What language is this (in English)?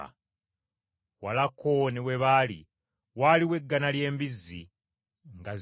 Ganda